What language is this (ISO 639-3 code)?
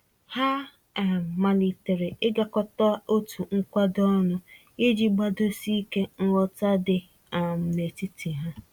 ibo